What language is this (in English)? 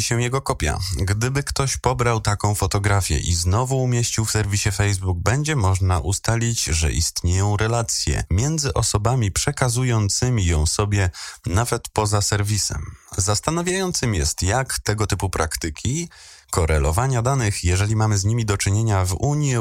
Polish